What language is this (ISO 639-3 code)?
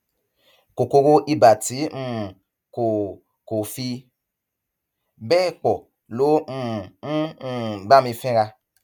yor